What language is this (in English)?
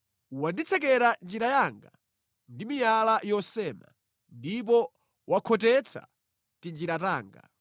Nyanja